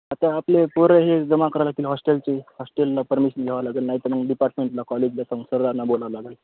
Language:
Marathi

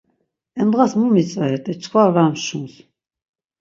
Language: Laz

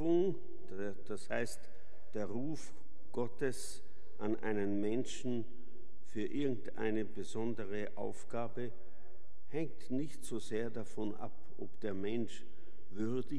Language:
German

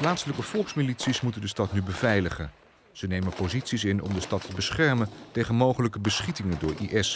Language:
Dutch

